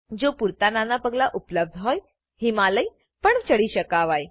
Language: Gujarati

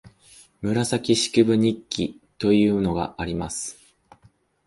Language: Japanese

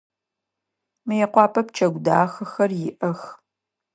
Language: Adyghe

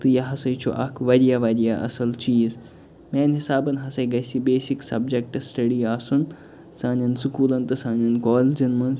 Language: Kashmiri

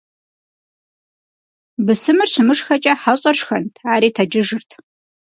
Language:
Kabardian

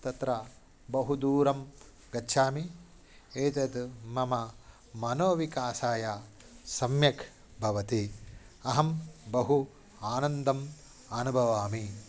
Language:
Sanskrit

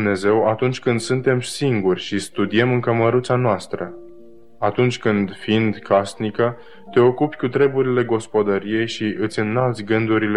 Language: Romanian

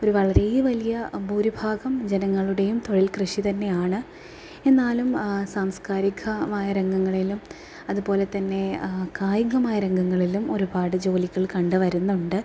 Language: Malayalam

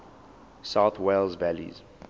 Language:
English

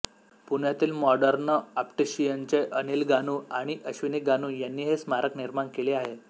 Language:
Marathi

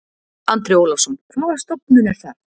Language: Icelandic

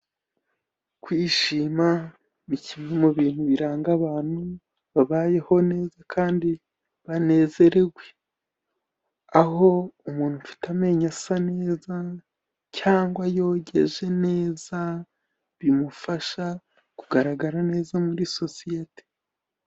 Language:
Kinyarwanda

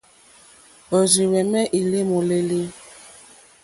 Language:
Mokpwe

